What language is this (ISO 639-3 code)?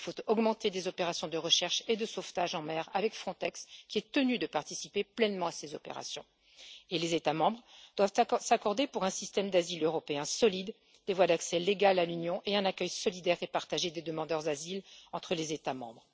fra